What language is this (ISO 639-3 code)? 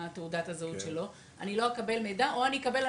heb